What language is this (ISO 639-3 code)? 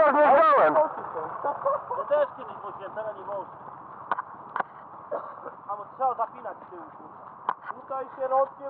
pol